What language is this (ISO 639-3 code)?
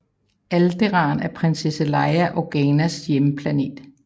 dan